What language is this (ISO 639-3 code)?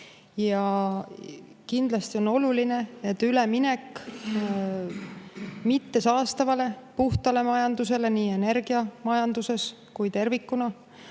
est